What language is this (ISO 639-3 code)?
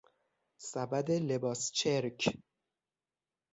fas